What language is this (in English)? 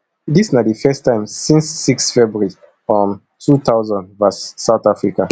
Nigerian Pidgin